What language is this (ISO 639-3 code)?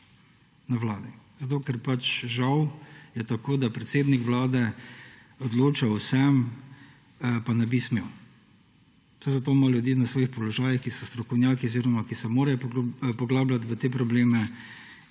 slv